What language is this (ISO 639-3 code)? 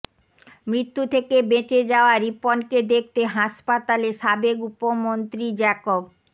ben